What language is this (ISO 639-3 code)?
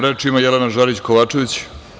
srp